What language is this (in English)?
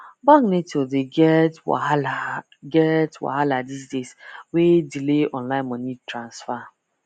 Nigerian Pidgin